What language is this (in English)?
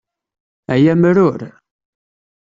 Kabyle